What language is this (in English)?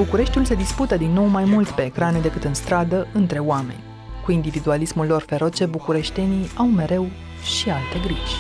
Romanian